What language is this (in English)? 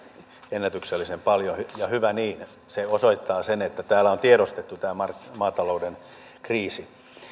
Finnish